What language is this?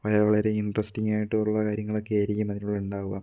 Malayalam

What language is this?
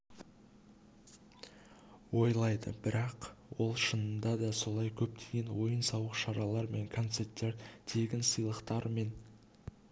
Kazakh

